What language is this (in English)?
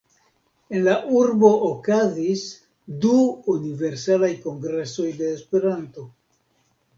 Esperanto